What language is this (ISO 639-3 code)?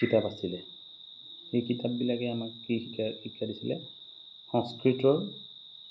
asm